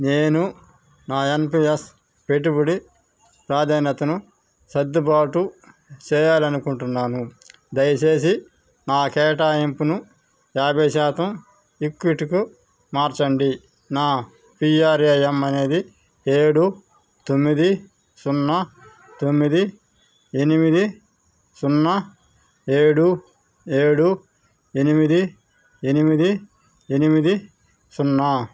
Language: Telugu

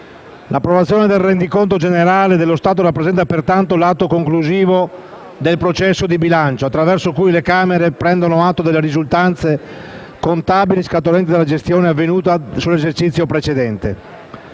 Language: Italian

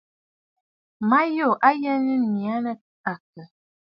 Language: Bafut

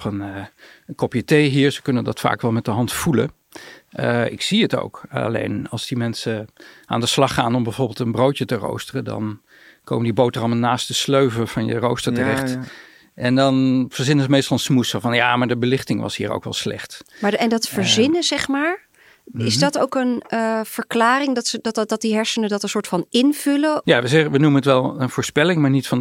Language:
Dutch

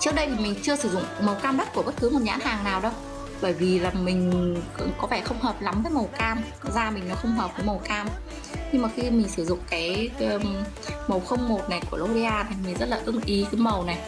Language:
Vietnamese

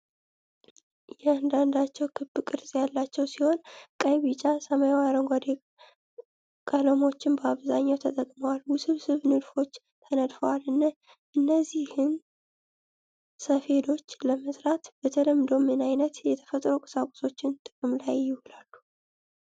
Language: Amharic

